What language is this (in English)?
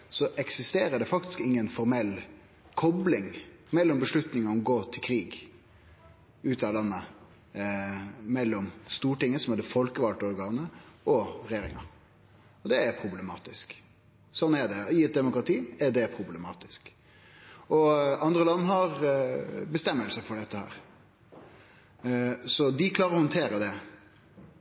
Norwegian Nynorsk